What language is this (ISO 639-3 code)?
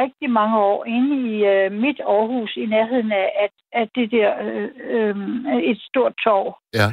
dan